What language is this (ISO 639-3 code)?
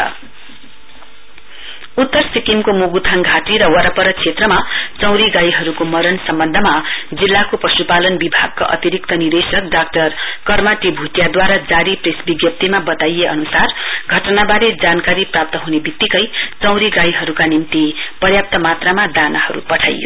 nep